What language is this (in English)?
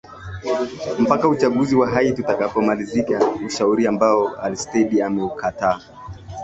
Swahili